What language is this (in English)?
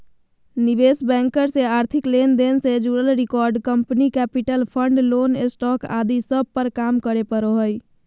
Magahi